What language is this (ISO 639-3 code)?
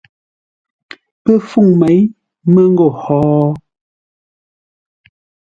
nla